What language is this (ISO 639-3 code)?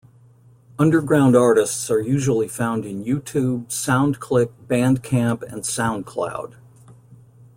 eng